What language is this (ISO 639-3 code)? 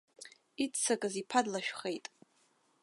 abk